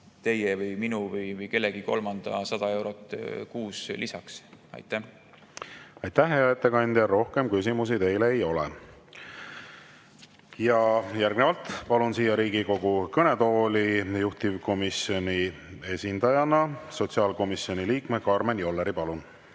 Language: Estonian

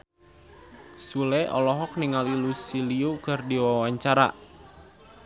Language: Sundanese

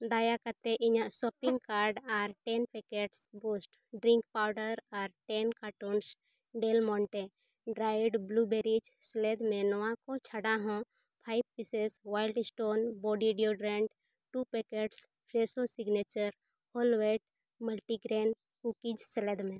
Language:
Santali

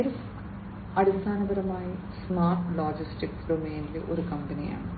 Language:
Malayalam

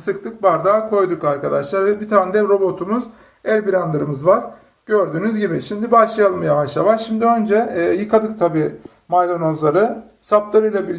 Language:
Turkish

